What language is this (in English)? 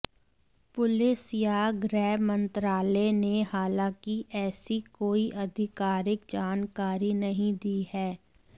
Hindi